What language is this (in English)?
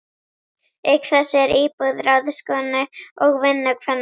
Icelandic